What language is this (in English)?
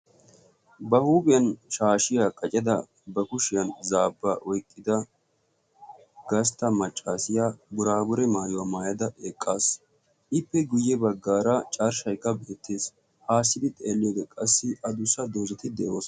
Wolaytta